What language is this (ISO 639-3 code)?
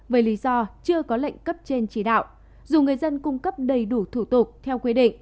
vie